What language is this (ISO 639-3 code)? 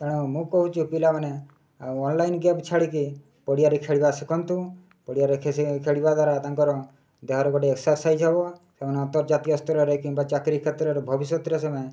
ori